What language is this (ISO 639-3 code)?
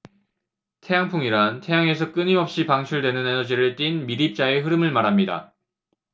kor